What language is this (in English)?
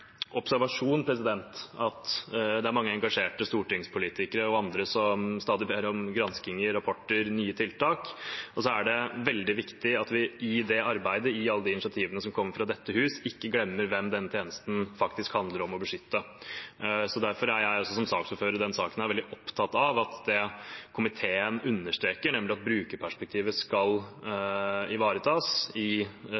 Norwegian Bokmål